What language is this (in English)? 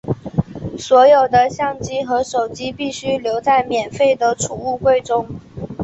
Chinese